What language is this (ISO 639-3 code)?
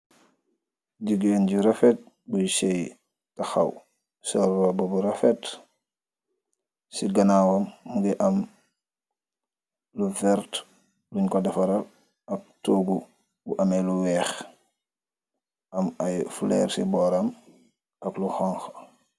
wol